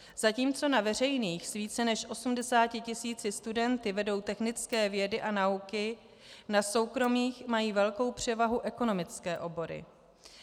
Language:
Czech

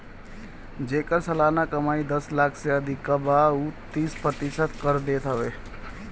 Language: Bhojpuri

